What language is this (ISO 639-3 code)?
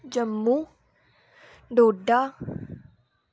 doi